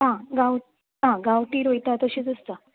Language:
Konkani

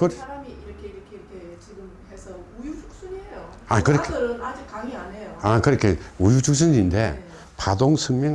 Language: Korean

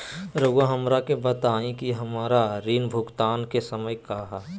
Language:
Magahi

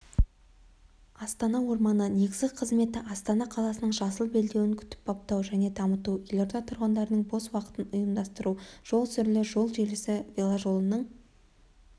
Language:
Kazakh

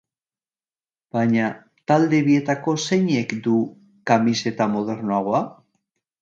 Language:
Basque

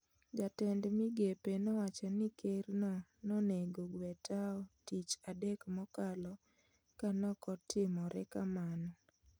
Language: Luo (Kenya and Tanzania)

